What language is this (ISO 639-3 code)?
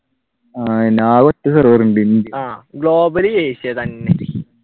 mal